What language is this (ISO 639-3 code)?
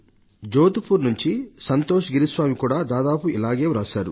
tel